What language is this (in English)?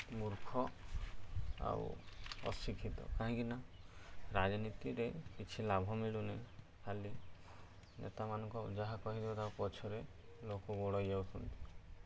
Odia